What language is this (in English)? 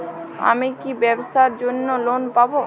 Bangla